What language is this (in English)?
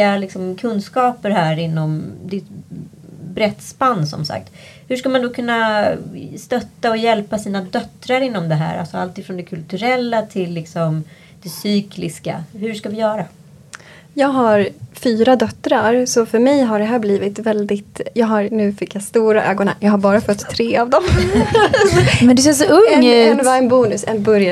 Swedish